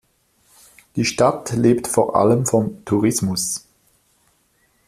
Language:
German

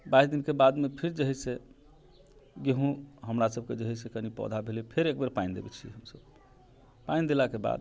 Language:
Maithili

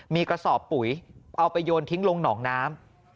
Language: Thai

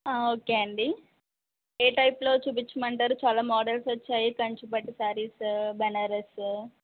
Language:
Telugu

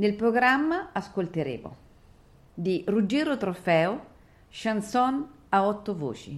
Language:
Italian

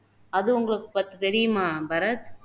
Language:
Tamil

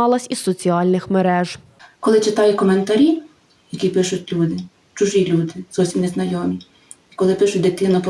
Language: Ukrainian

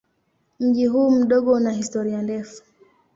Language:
Swahili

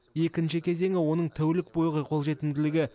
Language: Kazakh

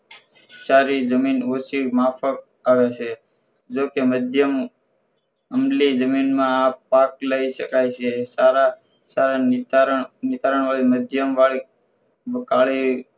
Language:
Gujarati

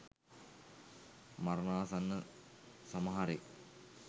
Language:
Sinhala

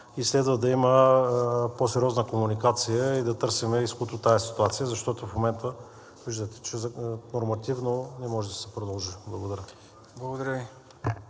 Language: Bulgarian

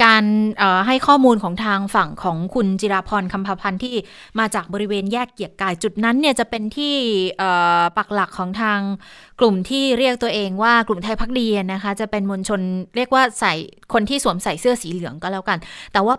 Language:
Thai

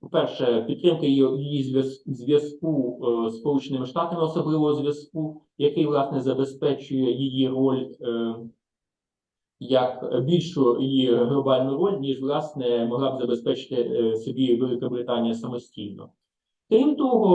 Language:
Ukrainian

